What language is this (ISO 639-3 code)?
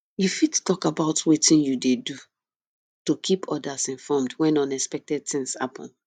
pcm